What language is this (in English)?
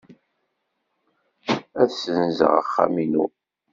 Kabyle